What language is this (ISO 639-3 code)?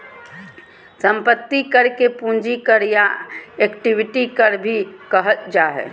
mag